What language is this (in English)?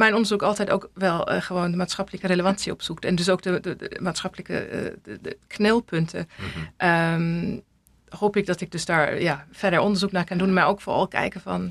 Dutch